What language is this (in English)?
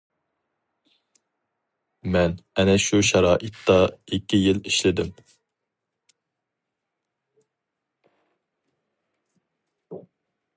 Uyghur